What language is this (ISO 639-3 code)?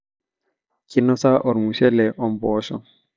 mas